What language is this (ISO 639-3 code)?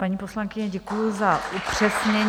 ces